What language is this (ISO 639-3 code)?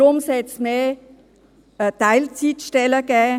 gsw